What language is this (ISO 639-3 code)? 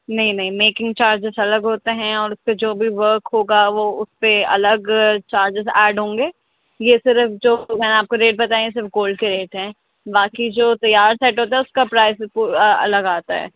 urd